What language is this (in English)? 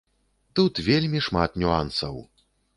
Belarusian